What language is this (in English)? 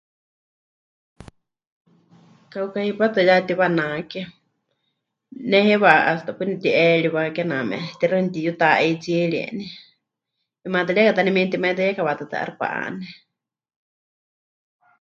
Huichol